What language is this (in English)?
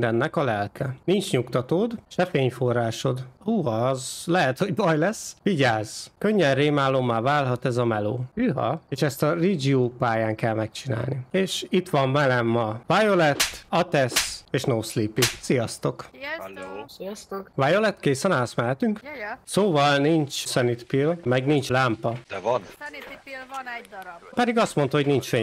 Hungarian